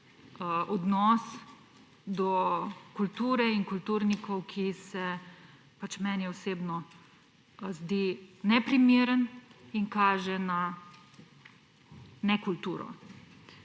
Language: Slovenian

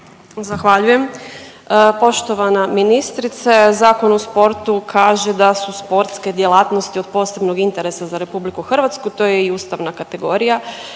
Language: Croatian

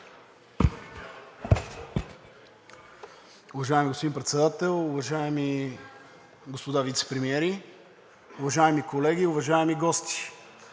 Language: Bulgarian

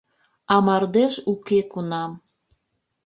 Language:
Mari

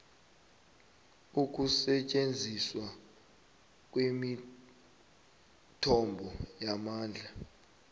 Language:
South Ndebele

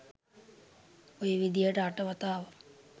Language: Sinhala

